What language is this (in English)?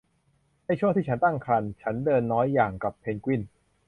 Thai